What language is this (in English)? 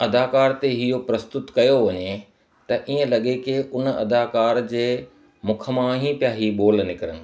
Sindhi